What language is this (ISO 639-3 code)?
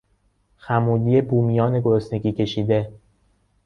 fas